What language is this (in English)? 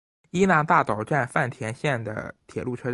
Chinese